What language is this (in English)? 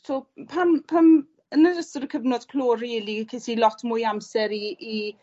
Welsh